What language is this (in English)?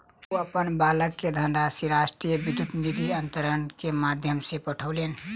Maithili